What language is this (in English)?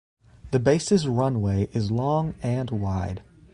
English